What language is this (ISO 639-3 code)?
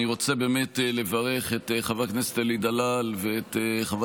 heb